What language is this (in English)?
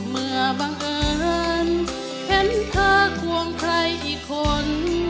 Thai